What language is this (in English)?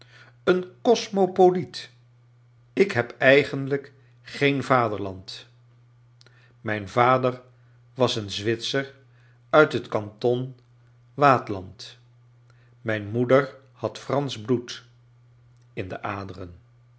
Dutch